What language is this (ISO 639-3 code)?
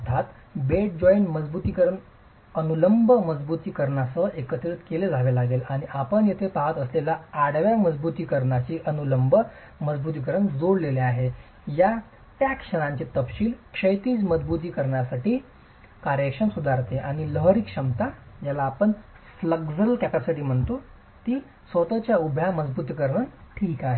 mar